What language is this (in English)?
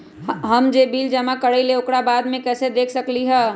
Magahi